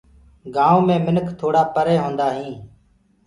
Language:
Gurgula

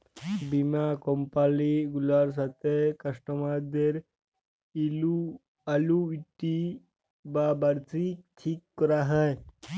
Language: Bangla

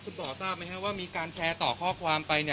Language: Thai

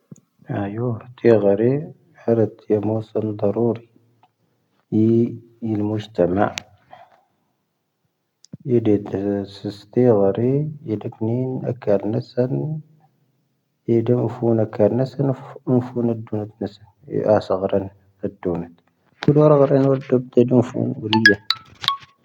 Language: Tahaggart Tamahaq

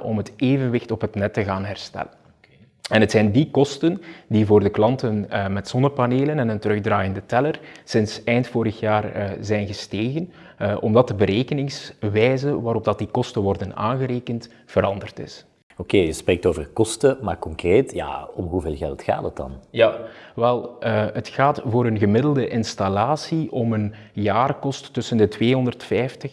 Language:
Dutch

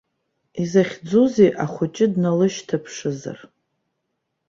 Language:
Abkhazian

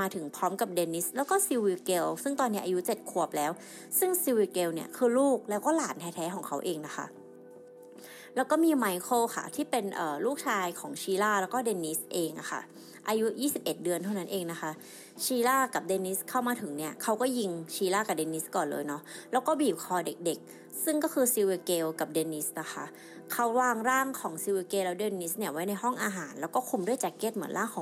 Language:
Thai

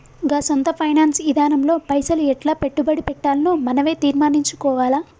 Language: Telugu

